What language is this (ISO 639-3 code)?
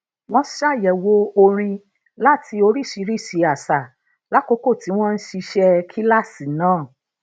yor